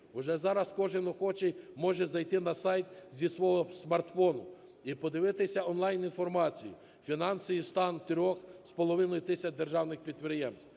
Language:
Ukrainian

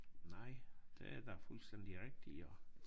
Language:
Danish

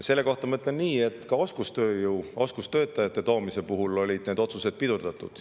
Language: Estonian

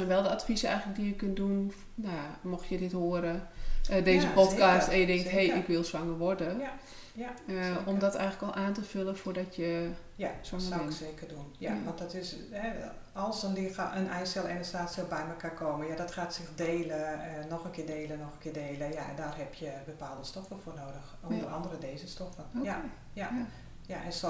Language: Dutch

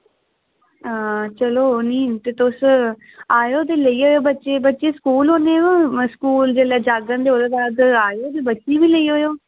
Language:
Dogri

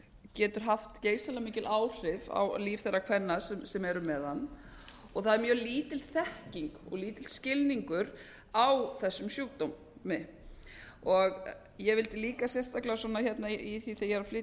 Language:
Icelandic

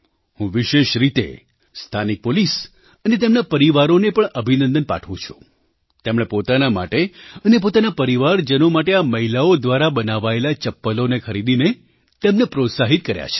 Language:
Gujarati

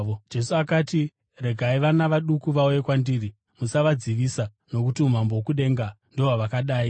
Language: Shona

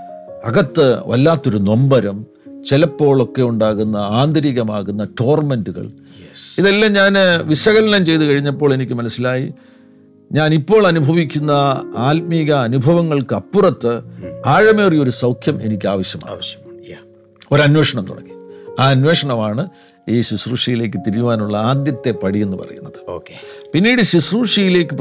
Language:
Malayalam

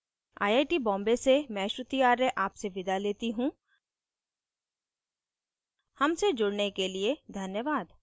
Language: Hindi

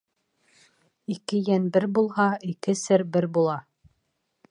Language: Bashkir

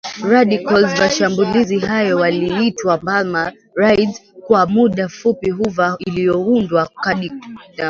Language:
Swahili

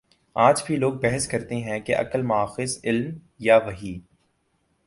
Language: Urdu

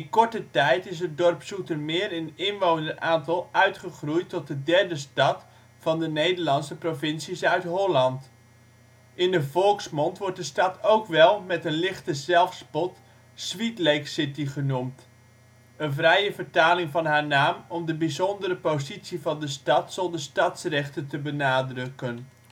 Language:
Dutch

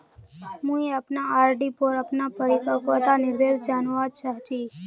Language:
Magahi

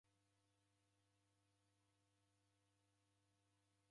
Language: Taita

